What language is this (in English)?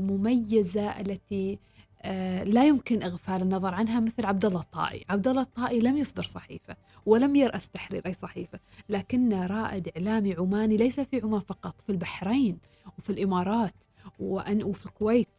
Arabic